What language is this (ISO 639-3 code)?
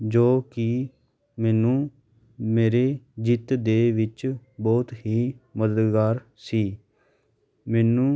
pan